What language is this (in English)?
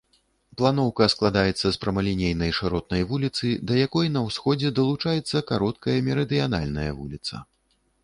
Belarusian